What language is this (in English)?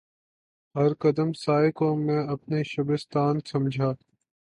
Urdu